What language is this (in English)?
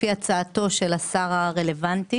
Hebrew